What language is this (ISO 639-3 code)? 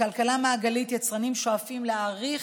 heb